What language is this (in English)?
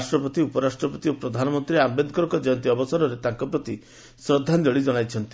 Odia